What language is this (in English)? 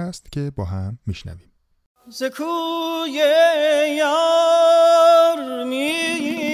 Persian